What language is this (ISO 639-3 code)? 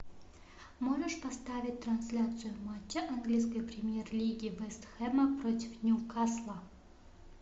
rus